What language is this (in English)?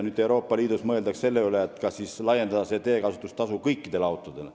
Estonian